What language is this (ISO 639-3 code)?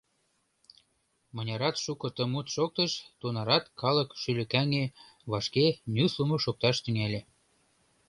chm